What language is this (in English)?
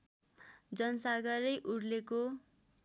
Nepali